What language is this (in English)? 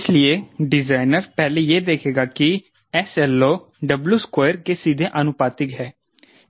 Hindi